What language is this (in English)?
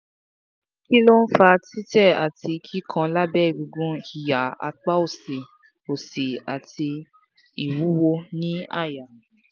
Yoruba